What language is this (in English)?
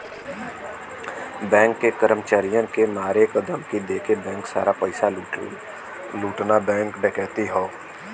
Bhojpuri